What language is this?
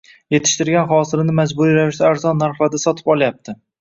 Uzbek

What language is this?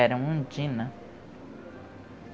Portuguese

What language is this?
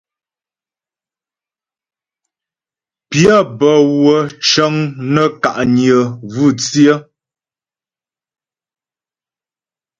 Ghomala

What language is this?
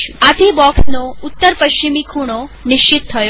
Gujarati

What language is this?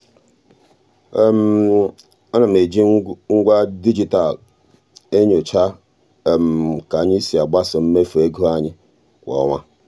Igbo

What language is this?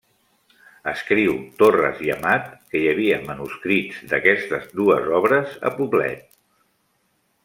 Catalan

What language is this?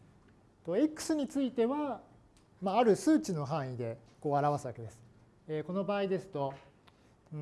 Japanese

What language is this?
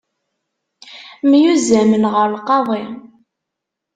Kabyle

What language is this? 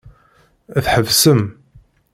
Kabyle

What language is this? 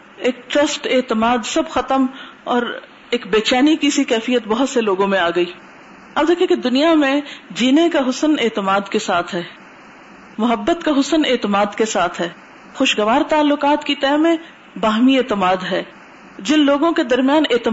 Urdu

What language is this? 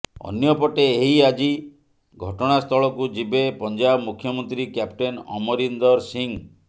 Odia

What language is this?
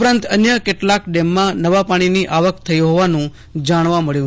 Gujarati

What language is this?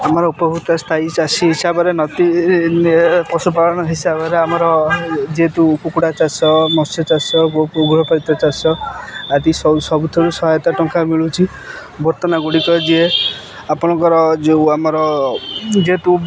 Odia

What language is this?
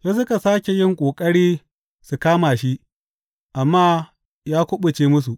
Hausa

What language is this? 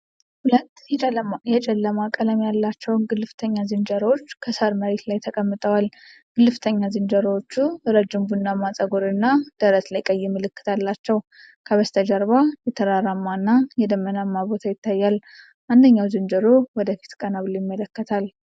Amharic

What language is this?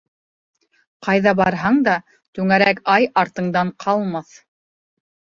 Bashkir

